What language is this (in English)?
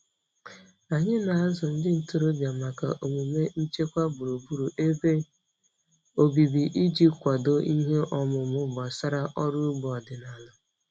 Igbo